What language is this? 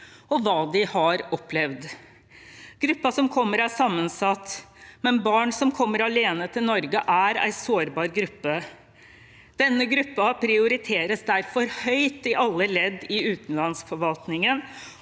Norwegian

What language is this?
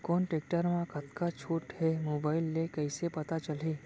Chhattisgarhi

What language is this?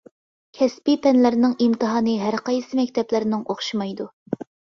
Uyghur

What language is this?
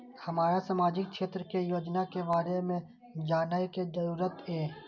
Maithili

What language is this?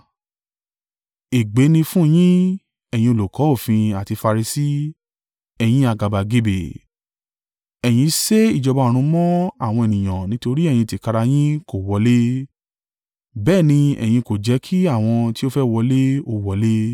Yoruba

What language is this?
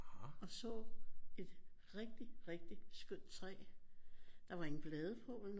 Danish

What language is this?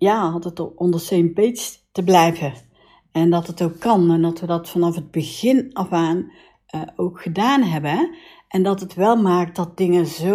Dutch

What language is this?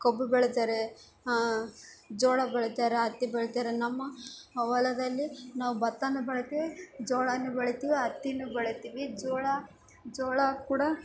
Kannada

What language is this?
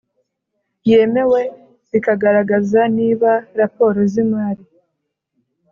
Kinyarwanda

